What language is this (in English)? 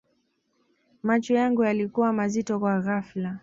Swahili